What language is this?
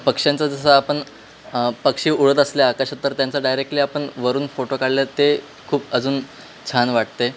Marathi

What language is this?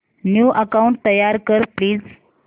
Marathi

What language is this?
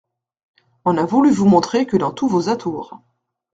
French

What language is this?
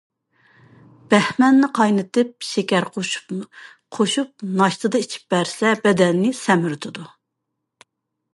Uyghur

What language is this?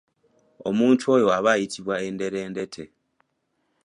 Ganda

